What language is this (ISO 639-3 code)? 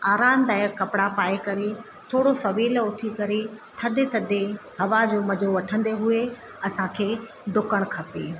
snd